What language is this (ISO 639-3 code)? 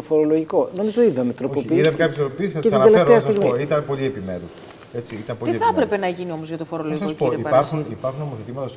ell